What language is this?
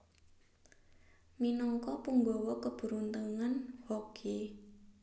Javanese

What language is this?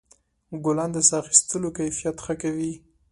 Pashto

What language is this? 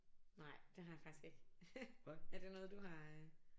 Danish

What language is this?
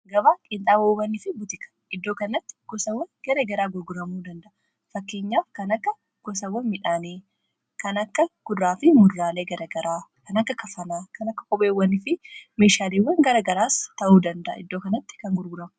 Oromo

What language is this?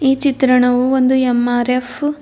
Kannada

